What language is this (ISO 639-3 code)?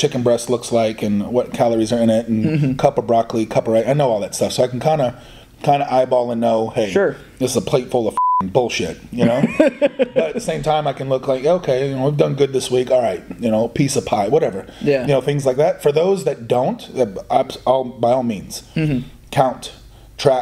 eng